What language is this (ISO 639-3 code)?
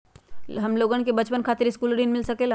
mag